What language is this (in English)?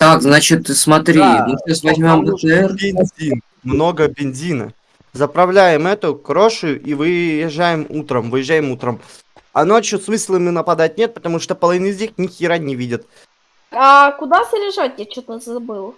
Russian